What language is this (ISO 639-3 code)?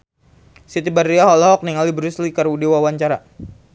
sun